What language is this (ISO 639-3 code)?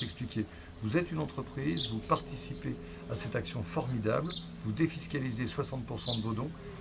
fra